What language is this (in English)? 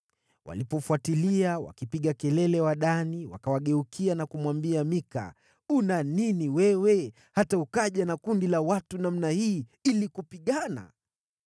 Swahili